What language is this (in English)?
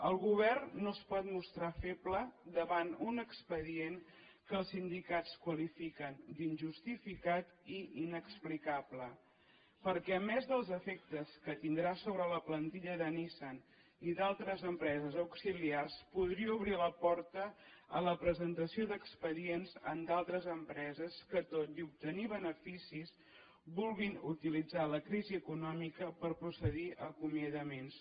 Catalan